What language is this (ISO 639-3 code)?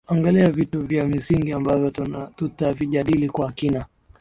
swa